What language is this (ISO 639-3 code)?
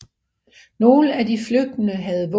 dan